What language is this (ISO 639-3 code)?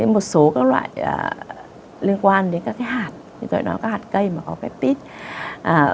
vie